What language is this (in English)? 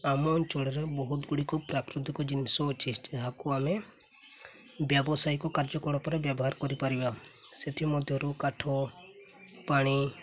Odia